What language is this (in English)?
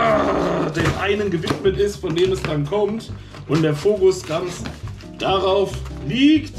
German